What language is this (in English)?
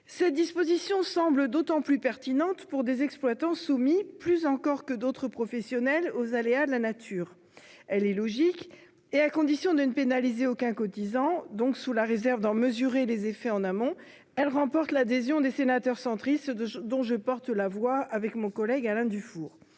French